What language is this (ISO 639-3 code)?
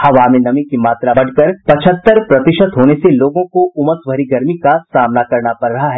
hin